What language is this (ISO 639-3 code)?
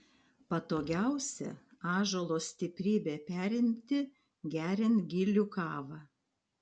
lit